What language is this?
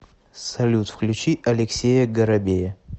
Russian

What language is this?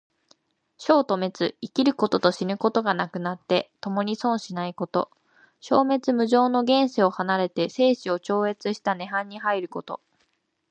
Japanese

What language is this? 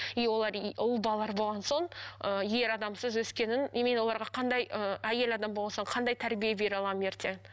Kazakh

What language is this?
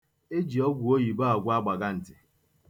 Igbo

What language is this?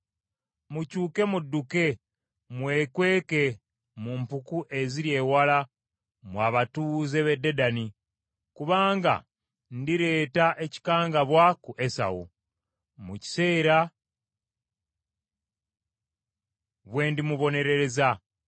Ganda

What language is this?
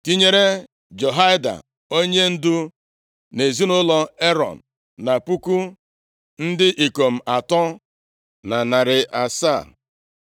Igbo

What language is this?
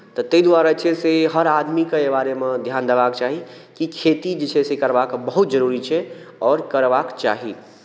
Maithili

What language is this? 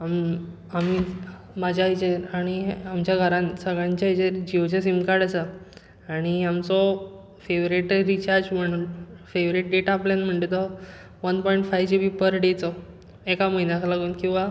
Konkani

